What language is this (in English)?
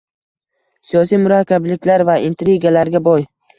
Uzbek